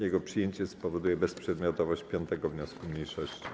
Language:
Polish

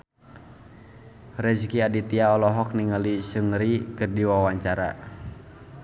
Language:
Sundanese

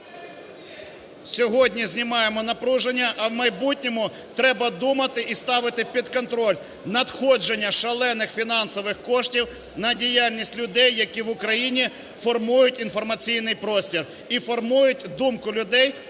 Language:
Ukrainian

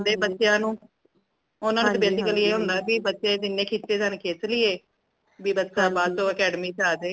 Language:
Punjabi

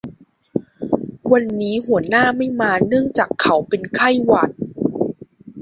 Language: Thai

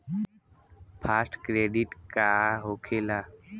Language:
Bhojpuri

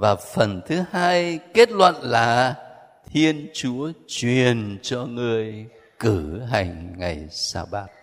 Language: Vietnamese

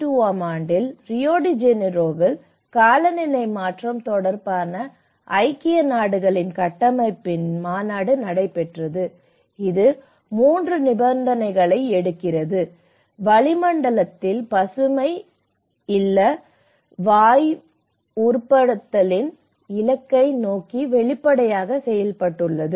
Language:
Tamil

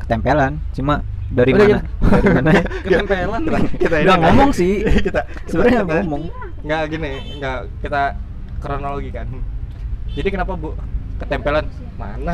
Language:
Indonesian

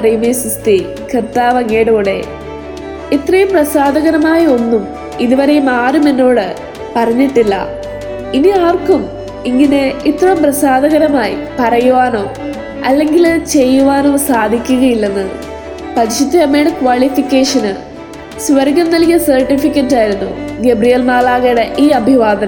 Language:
Malayalam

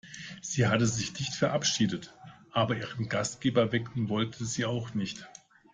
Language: German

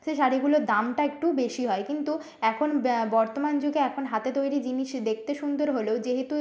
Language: Bangla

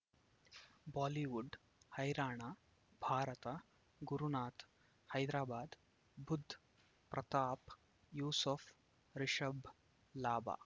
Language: Kannada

